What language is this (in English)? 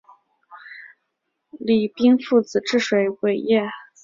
Chinese